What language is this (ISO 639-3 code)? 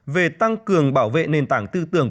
vie